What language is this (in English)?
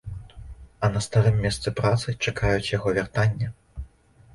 Belarusian